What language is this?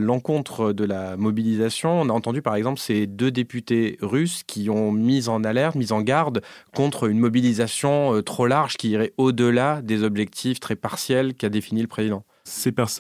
French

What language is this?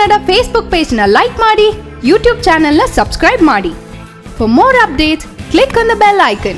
Arabic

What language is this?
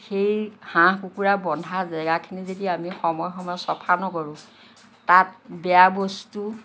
Assamese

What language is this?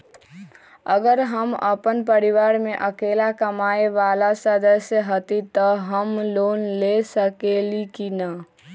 Magahi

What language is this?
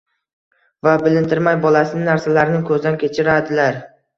Uzbek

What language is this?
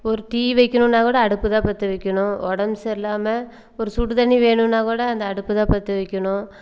Tamil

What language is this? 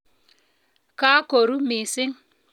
Kalenjin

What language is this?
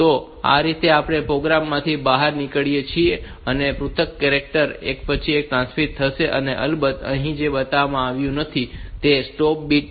Gujarati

